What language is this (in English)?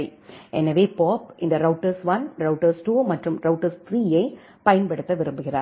Tamil